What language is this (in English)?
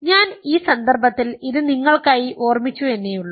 Malayalam